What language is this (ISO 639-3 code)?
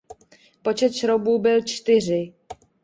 ces